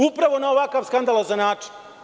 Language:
Serbian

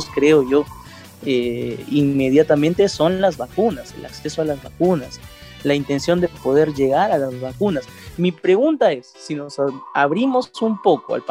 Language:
Spanish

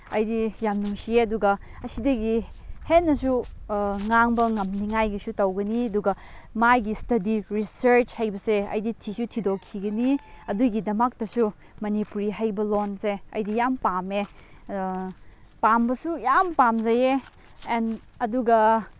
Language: Manipuri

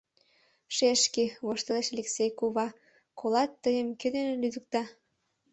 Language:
Mari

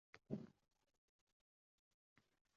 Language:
Uzbek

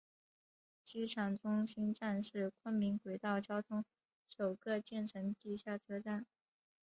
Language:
Chinese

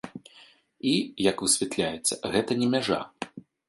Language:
Belarusian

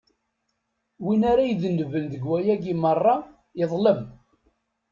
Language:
Kabyle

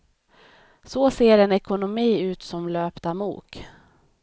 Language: Swedish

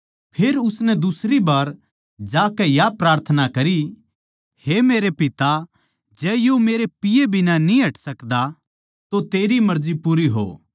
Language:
Haryanvi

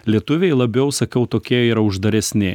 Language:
Lithuanian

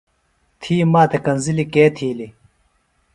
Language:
Phalura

